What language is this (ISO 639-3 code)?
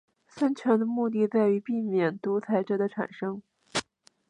zho